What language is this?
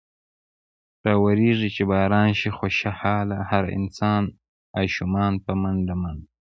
Pashto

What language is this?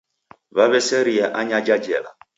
Taita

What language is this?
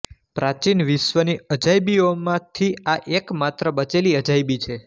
Gujarati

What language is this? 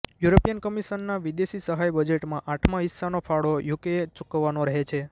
Gujarati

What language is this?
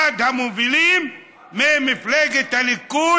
Hebrew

